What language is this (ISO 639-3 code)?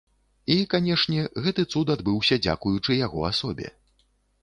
bel